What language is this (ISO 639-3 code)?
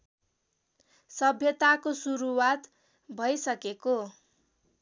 nep